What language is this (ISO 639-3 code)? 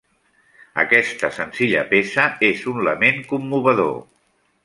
cat